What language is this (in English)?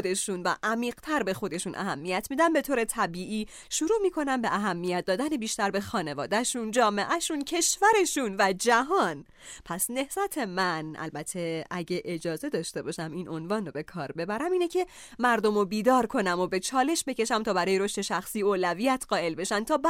Persian